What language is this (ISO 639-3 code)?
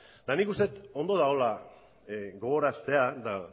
eus